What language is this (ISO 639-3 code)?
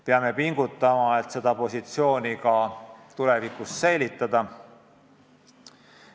est